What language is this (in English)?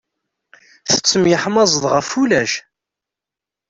Kabyle